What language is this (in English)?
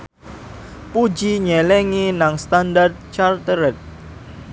Javanese